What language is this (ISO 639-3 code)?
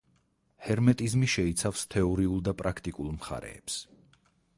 kat